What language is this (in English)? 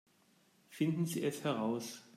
German